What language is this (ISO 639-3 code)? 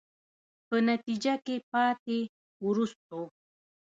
pus